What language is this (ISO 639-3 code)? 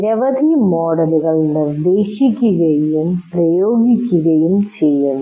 mal